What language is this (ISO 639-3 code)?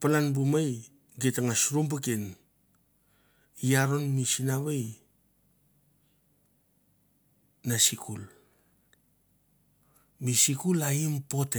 tbf